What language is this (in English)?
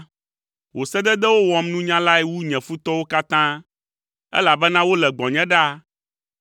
Ewe